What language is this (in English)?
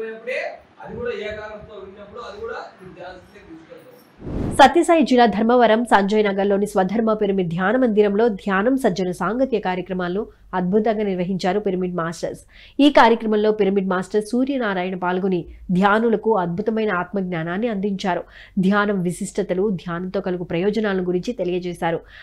Telugu